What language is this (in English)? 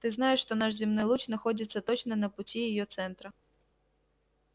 Russian